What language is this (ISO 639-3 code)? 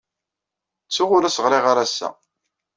kab